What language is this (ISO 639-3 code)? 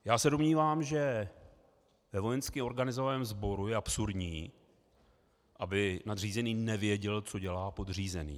ces